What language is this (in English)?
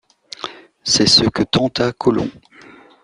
French